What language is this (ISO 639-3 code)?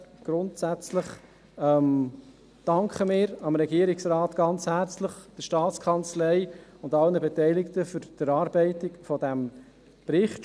gsw